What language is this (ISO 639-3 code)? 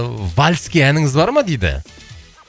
kaz